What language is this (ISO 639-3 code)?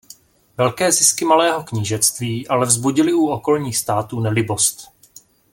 ces